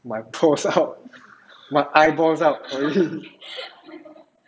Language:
English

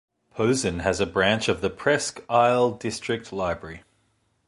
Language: English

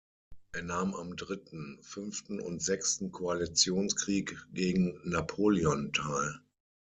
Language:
German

